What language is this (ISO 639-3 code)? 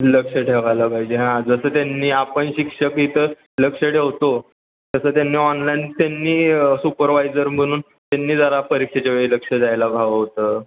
mar